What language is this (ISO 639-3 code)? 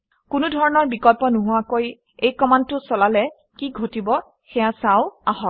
asm